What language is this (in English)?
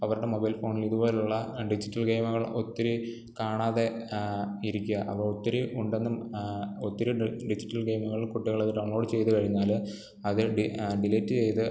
Malayalam